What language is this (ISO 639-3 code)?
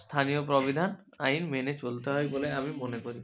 ben